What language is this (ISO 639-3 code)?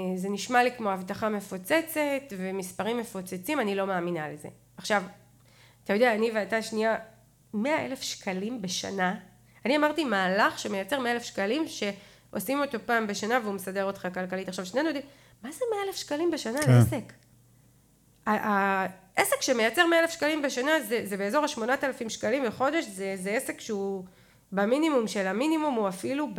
heb